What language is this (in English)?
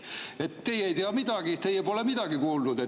Estonian